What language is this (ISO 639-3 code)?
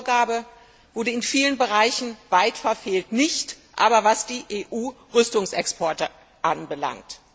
deu